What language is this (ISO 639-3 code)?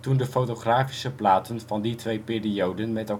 nld